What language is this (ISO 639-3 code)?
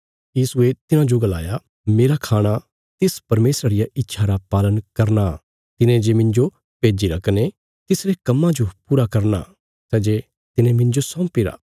kfs